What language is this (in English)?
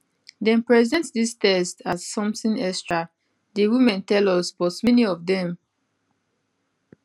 Nigerian Pidgin